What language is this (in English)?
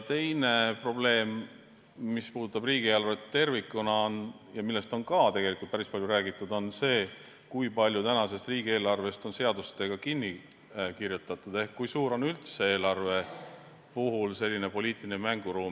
Estonian